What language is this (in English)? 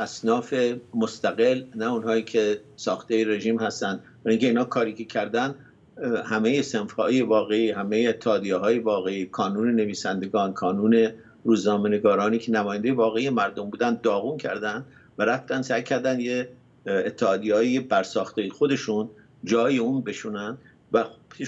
Persian